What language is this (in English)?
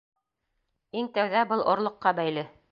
Bashkir